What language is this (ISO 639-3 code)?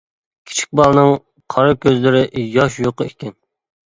uig